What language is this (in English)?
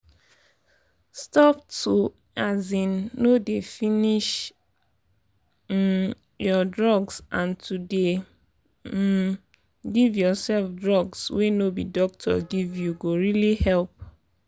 Nigerian Pidgin